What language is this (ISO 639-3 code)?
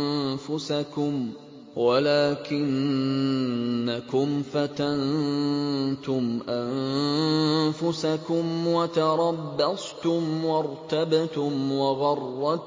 ara